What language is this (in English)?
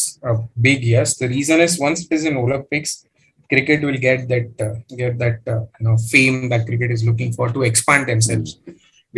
English